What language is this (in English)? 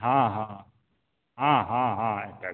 Maithili